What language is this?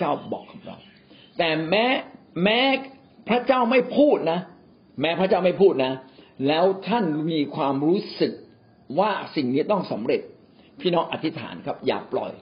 Thai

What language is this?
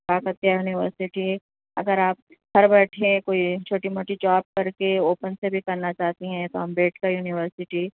Urdu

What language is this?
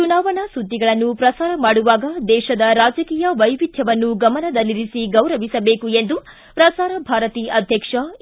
Kannada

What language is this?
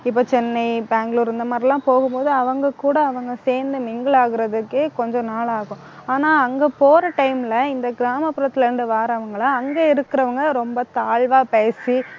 Tamil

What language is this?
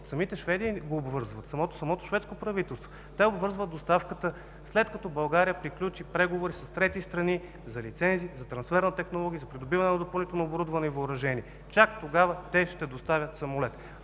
Bulgarian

